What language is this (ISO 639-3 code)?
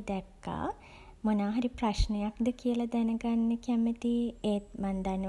sin